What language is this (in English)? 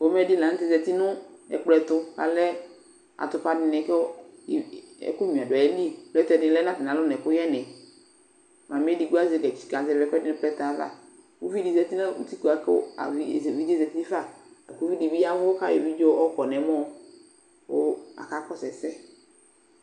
Ikposo